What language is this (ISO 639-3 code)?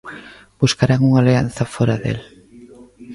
glg